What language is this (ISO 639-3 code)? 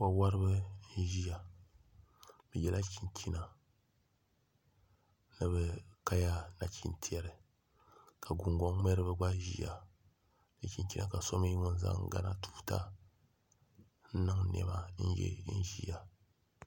dag